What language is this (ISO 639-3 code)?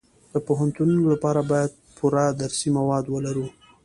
pus